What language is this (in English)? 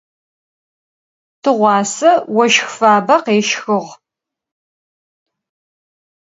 Adyghe